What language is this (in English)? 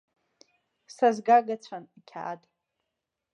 Abkhazian